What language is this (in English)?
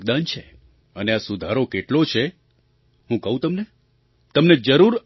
Gujarati